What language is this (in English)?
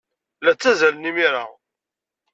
Kabyle